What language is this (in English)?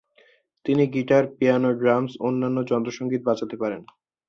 Bangla